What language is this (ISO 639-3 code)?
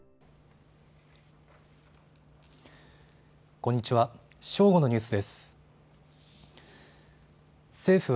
jpn